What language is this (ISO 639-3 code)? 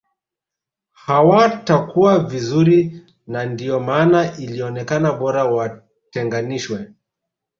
swa